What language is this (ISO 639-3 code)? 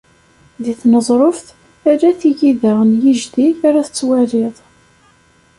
kab